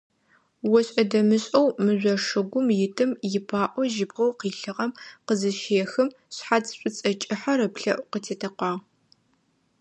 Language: Adyghe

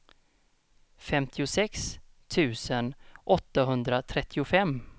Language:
Swedish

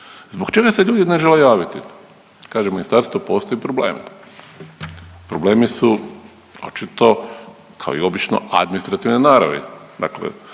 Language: Croatian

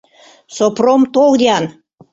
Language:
Mari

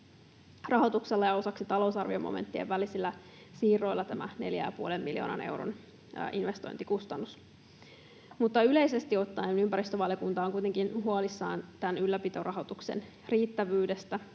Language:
Finnish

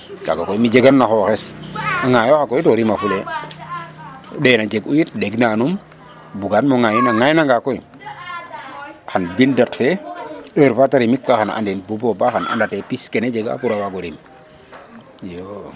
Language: Serer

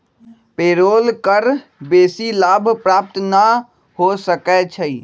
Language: Magahi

